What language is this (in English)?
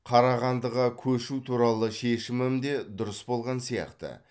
Kazakh